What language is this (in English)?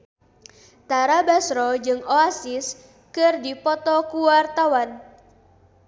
Sundanese